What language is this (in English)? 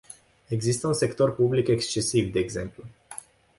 Romanian